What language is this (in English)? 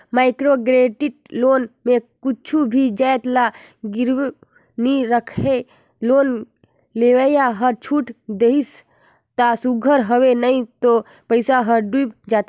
Chhattisgarhi